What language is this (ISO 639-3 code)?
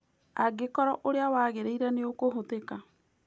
kik